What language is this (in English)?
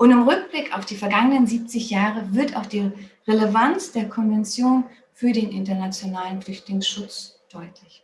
German